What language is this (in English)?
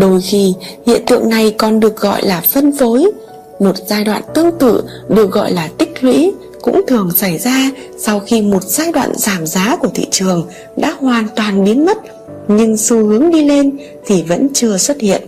Vietnamese